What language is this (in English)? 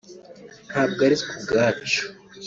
Kinyarwanda